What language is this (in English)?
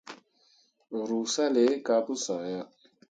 Mundang